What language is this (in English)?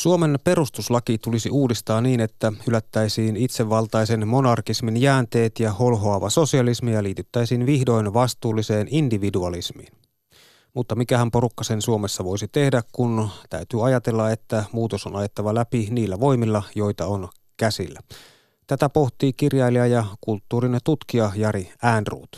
Finnish